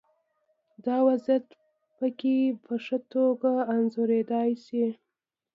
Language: Pashto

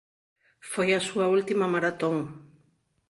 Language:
Galician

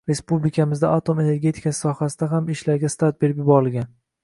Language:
Uzbek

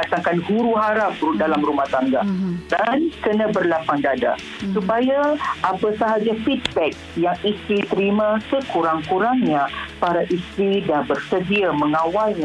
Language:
Malay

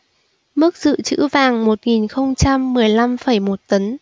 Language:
Vietnamese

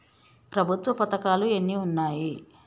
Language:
Telugu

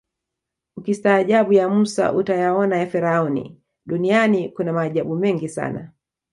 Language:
Swahili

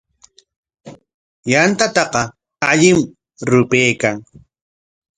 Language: Corongo Ancash Quechua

